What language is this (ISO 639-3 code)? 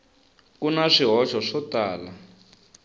tso